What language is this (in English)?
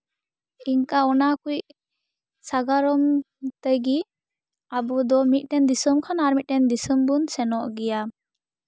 Santali